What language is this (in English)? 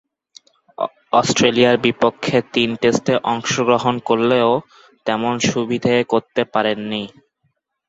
Bangla